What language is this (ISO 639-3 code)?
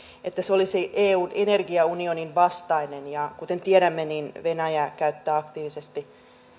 fin